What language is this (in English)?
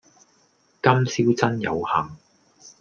Cantonese